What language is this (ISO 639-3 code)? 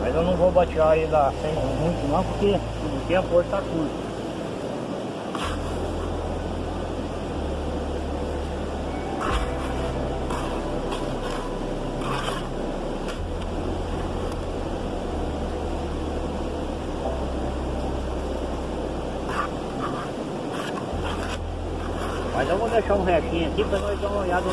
por